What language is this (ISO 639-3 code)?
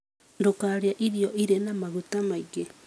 kik